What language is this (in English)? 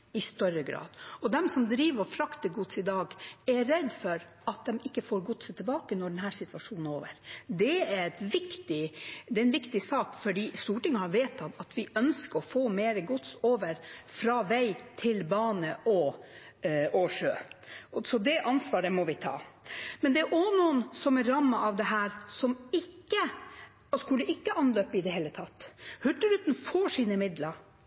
Norwegian Bokmål